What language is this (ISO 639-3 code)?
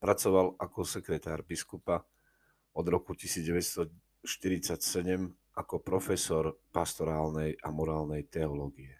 slk